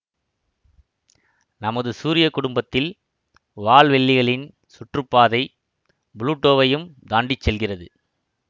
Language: Tamil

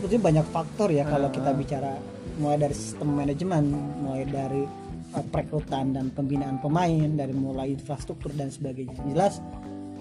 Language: Indonesian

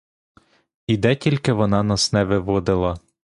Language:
Ukrainian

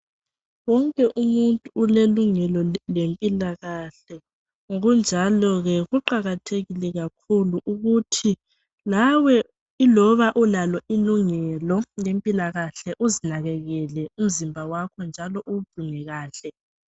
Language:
North Ndebele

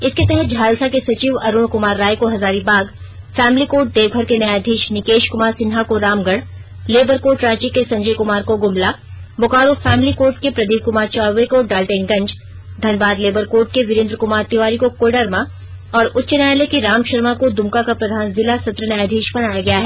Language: Hindi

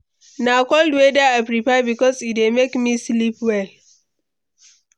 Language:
Nigerian Pidgin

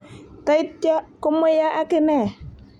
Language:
Kalenjin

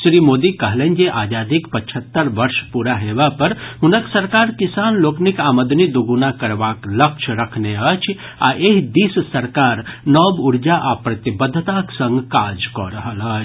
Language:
Maithili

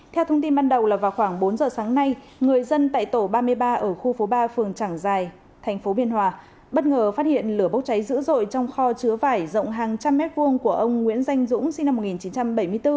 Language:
Vietnamese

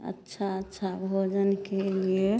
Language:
Maithili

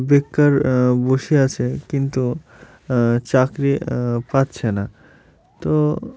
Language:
Bangla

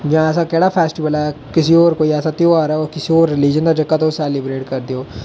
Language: Dogri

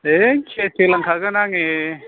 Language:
Bodo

